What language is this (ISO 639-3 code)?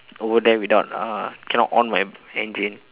eng